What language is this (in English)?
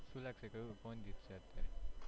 Gujarati